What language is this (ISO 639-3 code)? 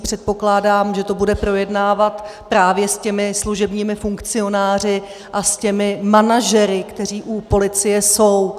ces